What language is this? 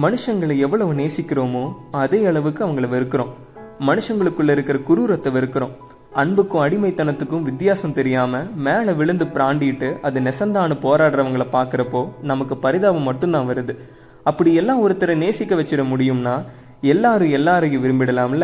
Tamil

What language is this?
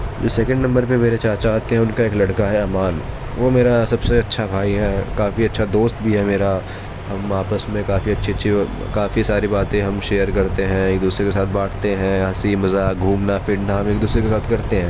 Urdu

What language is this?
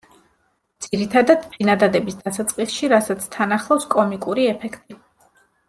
Georgian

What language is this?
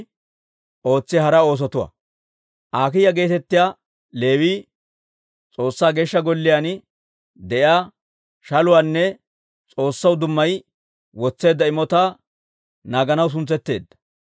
Dawro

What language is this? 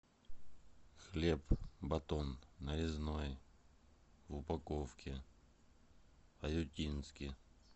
Russian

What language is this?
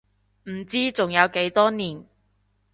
Cantonese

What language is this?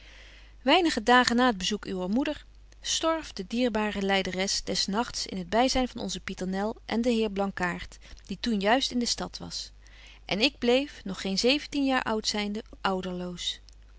Dutch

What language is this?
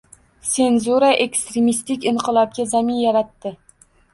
Uzbek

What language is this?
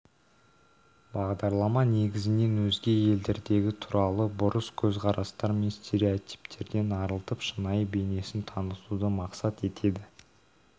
Kazakh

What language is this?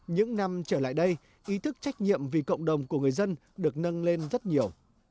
Vietnamese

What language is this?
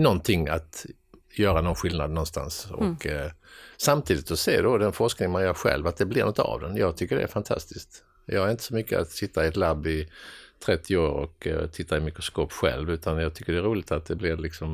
Swedish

